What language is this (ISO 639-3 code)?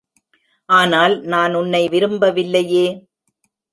tam